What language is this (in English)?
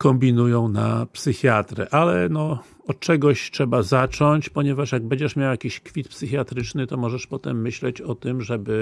Polish